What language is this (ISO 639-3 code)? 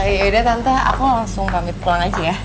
ind